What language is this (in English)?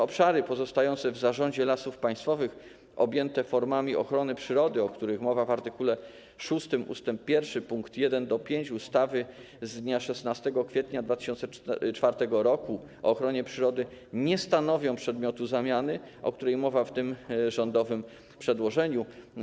Polish